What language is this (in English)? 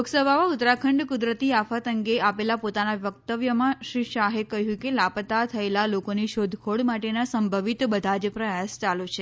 Gujarati